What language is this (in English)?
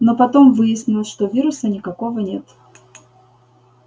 Russian